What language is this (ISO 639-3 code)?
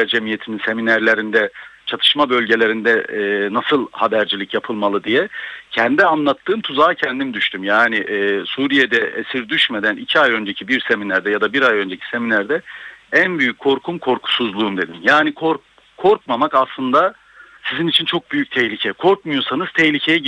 tur